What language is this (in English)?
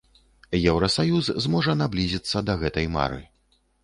Belarusian